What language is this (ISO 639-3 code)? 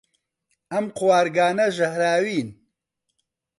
ckb